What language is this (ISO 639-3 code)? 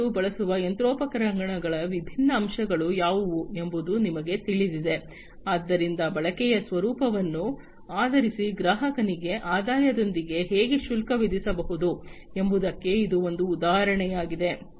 kan